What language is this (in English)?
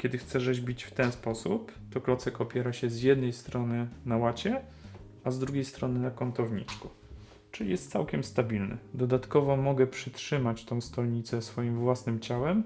Polish